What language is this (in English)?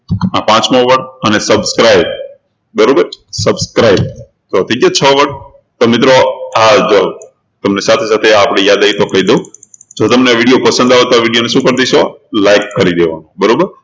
Gujarati